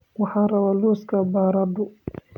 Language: Somali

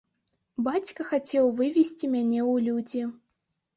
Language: Belarusian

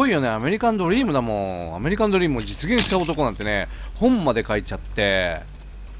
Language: Japanese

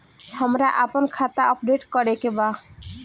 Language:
Bhojpuri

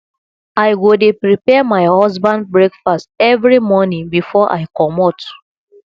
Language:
Nigerian Pidgin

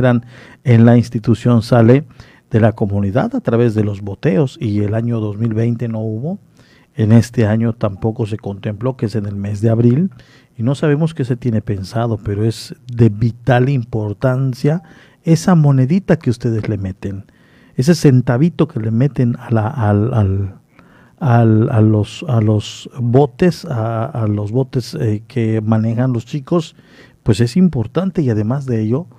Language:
Spanish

